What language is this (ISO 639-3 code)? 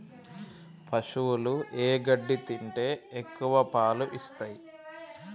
tel